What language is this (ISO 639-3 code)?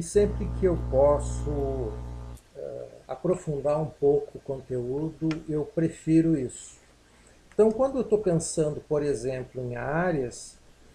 por